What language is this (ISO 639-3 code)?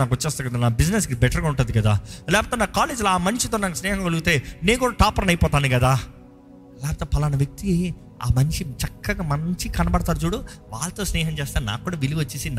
tel